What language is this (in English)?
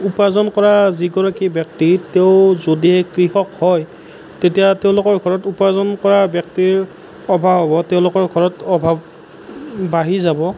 Assamese